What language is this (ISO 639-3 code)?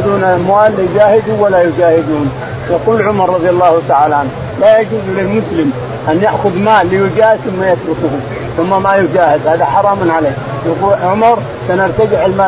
ara